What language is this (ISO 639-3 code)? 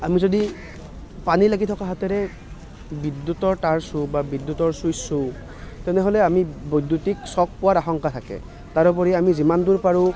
asm